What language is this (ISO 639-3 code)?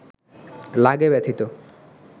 ben